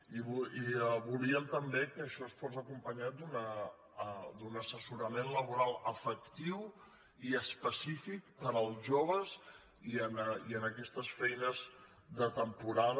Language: Catalan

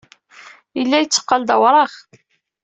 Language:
Kabyle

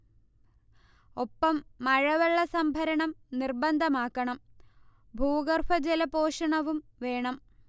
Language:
Malayalam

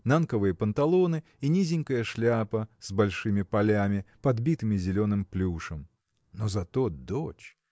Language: Russian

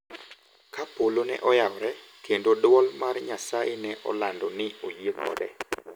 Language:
Luo (Kenya and Tanzania)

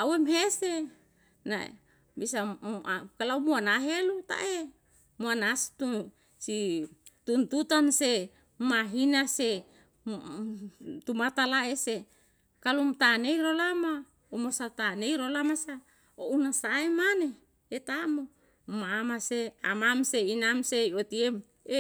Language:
Yalahatan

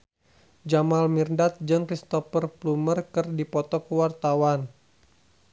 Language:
Sundanese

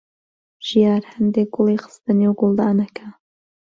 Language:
Central Kurdish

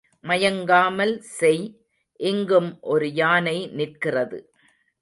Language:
Tamil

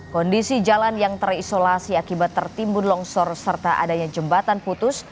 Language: Indonesian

